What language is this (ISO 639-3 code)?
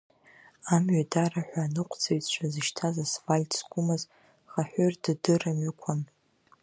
abk